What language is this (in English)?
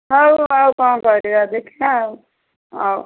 Odia